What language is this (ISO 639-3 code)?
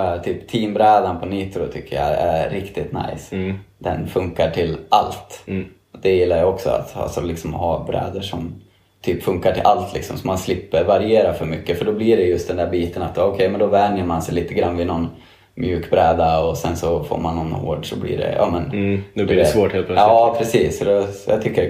swe